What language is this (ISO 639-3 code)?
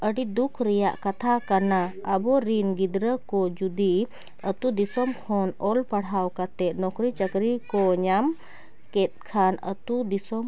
sat